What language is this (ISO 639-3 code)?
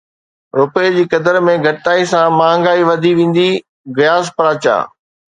snd